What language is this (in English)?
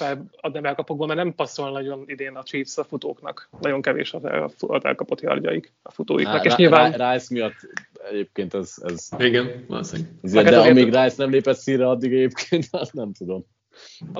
Hungarian